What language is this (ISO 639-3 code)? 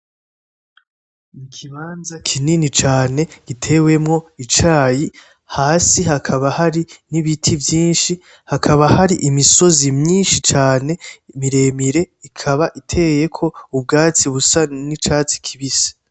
run